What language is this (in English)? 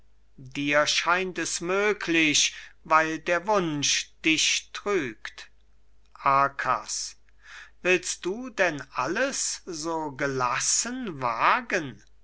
German